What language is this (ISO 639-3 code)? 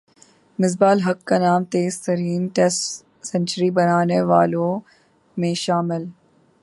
urd